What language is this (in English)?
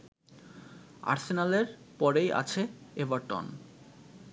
Bangla